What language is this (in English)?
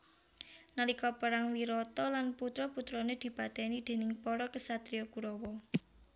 Javanese